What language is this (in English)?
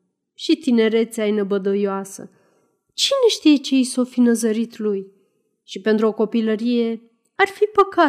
Romanian